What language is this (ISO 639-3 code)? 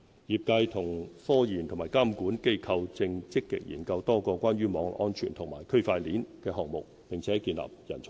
yue